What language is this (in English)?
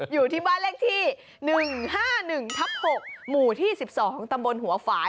Thai